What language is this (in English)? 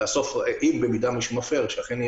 Hebrew